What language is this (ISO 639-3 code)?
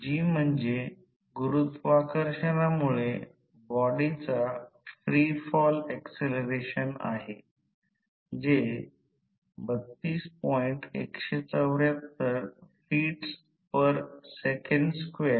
mar